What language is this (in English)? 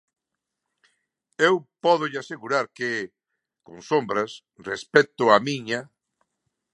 Galician